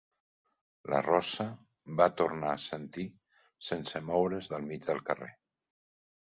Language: Catalan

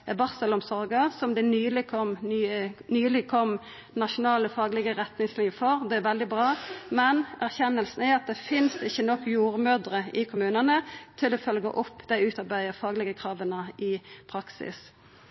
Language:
Norwegian Nynorsk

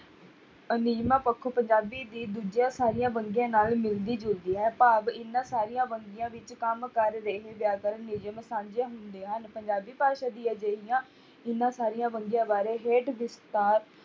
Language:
Punjabi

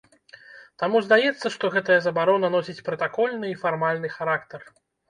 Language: Belarusian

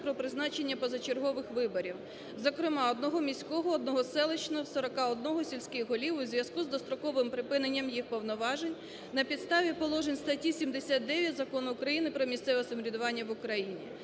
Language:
Ukrainian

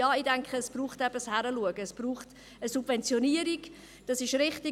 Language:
Swiss German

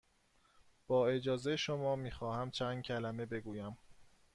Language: Persian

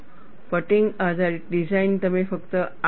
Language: Gujarati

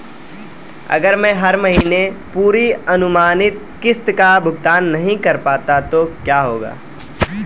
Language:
Hindi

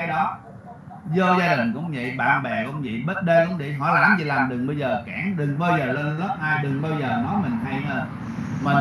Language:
Vietnamese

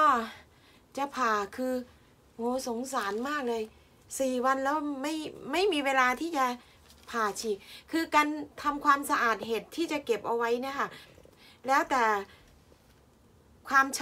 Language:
Thai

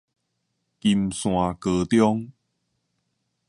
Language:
Min Nan Chinese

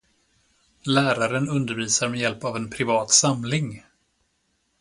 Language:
Swedish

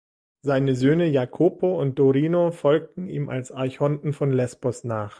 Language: German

